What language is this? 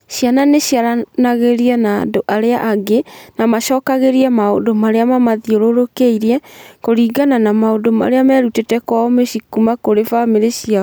Kikuyu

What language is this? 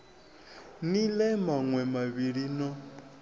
Venda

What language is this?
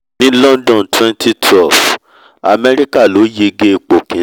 Yoruba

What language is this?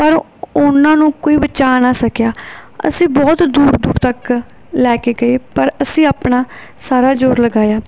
Punjabi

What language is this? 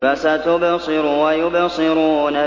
Arabic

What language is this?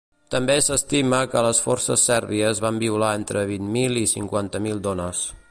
Catalan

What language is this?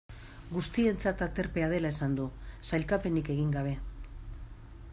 Basque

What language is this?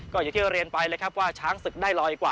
Thai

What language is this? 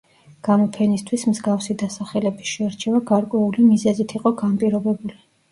Georgian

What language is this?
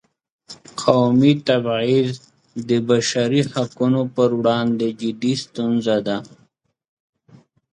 Pashto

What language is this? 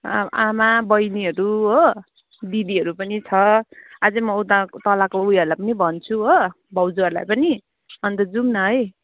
Nepali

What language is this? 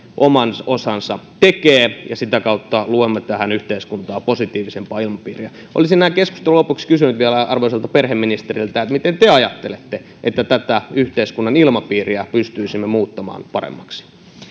Finnish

